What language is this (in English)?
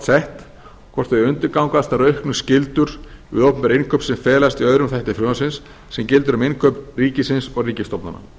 Icelandic